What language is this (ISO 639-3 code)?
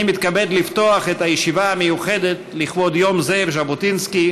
heb